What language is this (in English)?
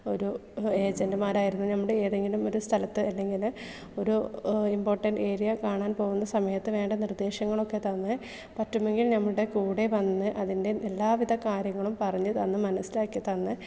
Malayalam